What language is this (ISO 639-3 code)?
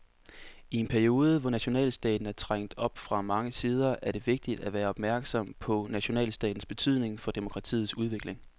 dan